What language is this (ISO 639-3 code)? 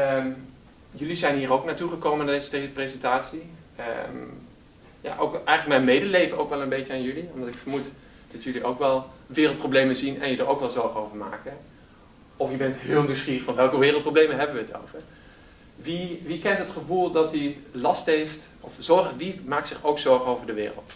nld